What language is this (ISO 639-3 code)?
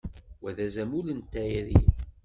kab